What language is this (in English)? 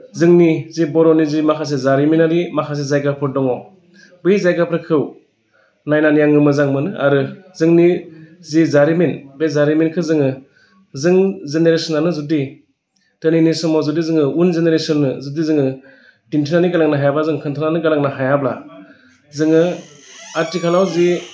Bodo